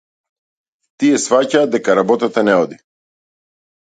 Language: Macedonian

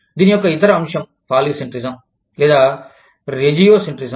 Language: Telugu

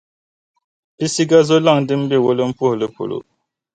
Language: Dagbani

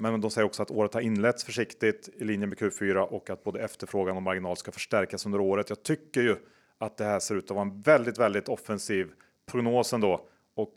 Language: Swedish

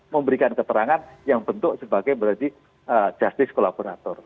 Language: Indonesian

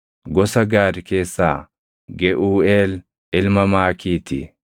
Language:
Oromo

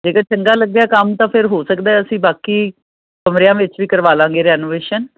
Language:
Punjabi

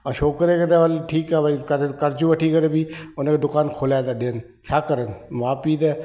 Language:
Sindhi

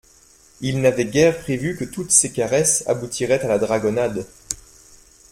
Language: French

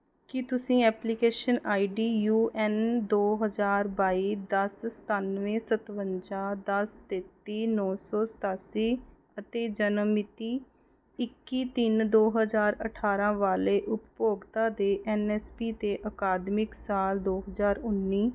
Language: Punjabi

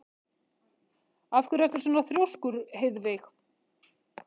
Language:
Icelandic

